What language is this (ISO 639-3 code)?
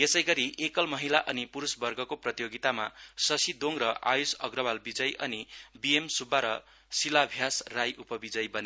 nep